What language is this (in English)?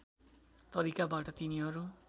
Nepali